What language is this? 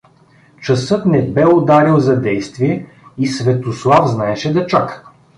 Bulgarian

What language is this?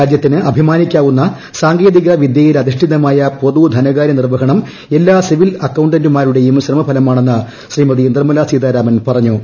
Malayalam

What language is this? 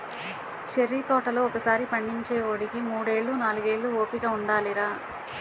Telugu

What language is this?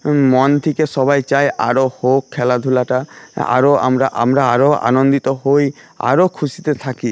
Bangla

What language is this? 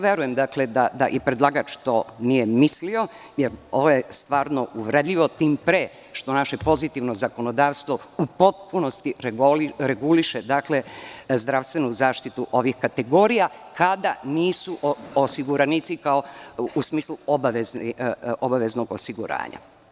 Serbian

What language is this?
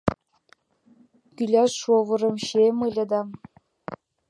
Mari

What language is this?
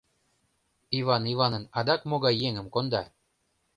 Mari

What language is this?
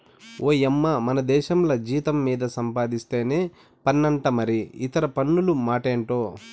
Telugu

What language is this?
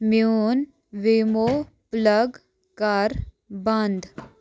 Kashmiri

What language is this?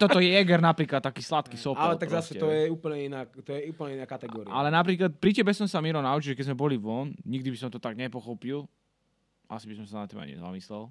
Slovak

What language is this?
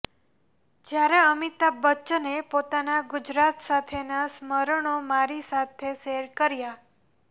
Gujarati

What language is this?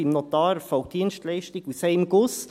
Swiss German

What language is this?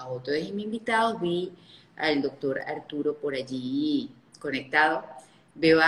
Spanish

